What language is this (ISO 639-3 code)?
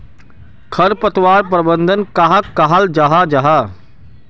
mag